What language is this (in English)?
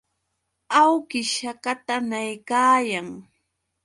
Yauyos Quechua